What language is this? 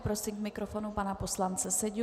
Czech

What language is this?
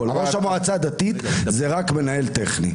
Hebrew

